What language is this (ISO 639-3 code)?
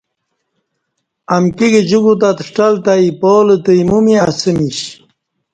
bsh